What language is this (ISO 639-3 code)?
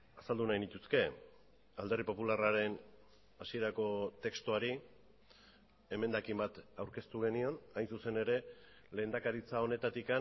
eus